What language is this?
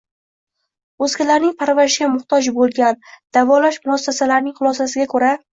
Uzbek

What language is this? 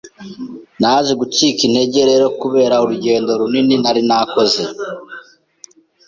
Kinyarwanda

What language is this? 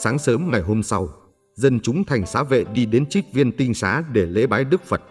Vietnamese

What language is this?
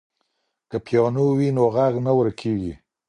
Pashto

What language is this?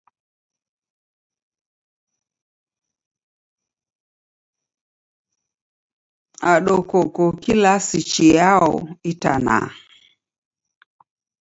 Taita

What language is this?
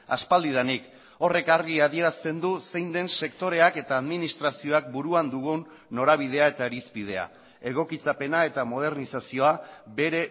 Basque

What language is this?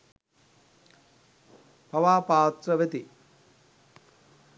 Sinhala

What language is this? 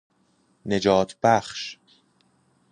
Persian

